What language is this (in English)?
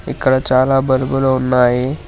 Telugu